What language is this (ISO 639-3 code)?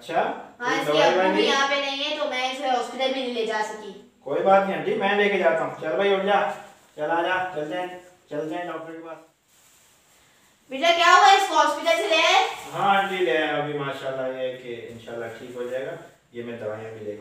hin